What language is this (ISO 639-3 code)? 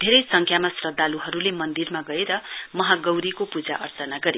nep